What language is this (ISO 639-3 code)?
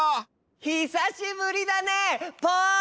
jpn